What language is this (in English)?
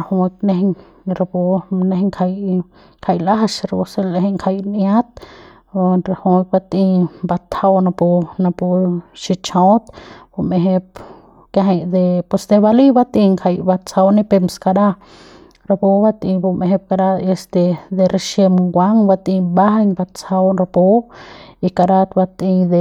Central Pame